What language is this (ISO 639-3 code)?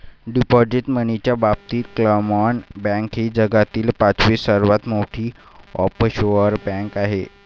mar